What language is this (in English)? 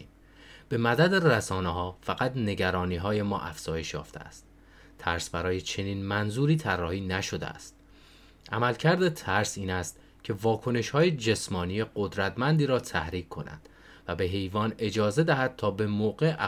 Persian